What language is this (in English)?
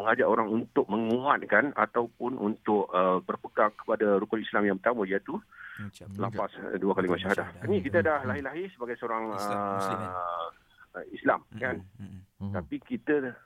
Malay